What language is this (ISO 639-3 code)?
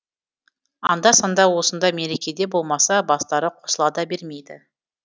kaz